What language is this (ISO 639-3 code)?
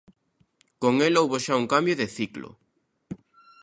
glg